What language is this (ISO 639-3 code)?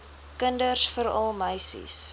afr